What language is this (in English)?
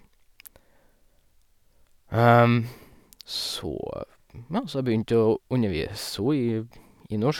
Norwegian